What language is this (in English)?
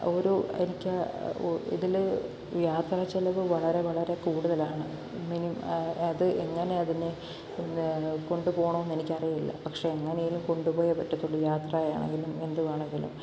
Malayalam